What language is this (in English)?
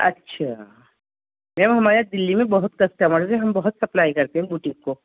Urdu